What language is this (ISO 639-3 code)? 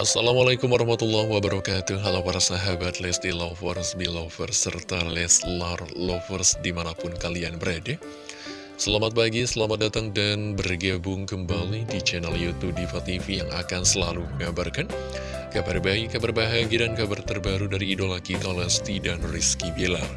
ind